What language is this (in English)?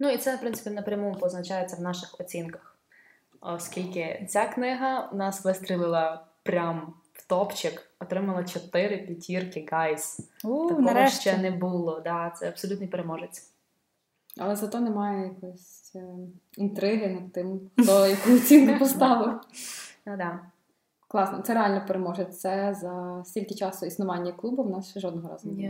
Ukrainian